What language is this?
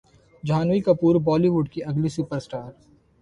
Urdu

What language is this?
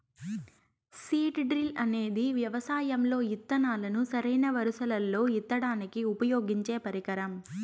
Telugu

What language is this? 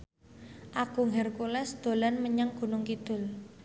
Javanese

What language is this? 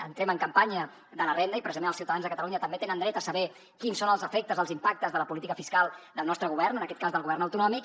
Catalan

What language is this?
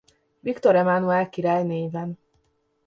Hungarian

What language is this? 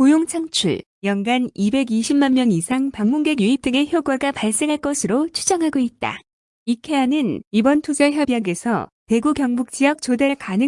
Korean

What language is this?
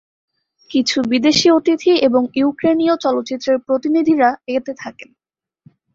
Bangla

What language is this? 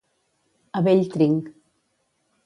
Catalan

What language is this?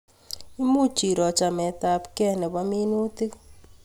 Kalenjin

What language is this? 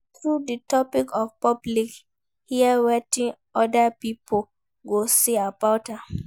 Nigerian Pidgin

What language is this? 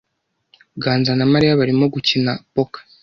Kinyarwanda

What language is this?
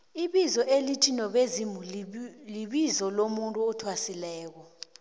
South Ndebele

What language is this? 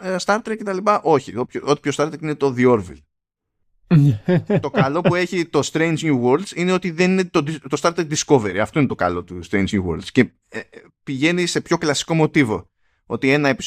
Greek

